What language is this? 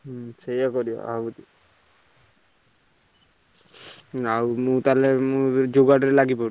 Odia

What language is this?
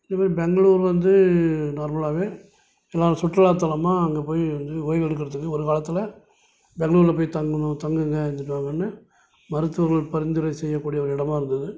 Tamil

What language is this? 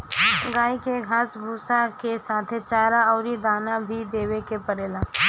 Bhojpuri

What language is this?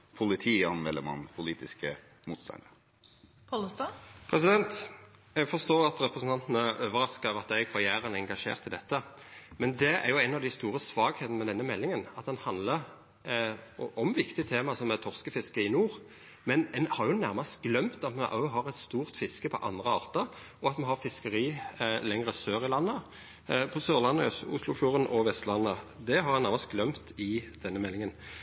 Norwegian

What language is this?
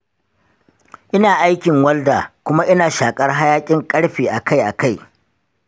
Hausa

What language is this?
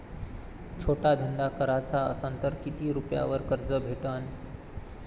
Marathi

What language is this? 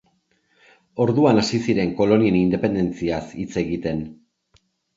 Basque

